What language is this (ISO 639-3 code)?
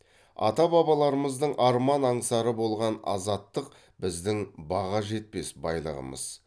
kaz